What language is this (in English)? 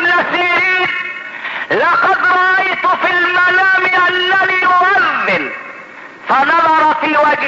Arabic